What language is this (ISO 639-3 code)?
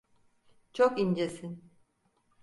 tur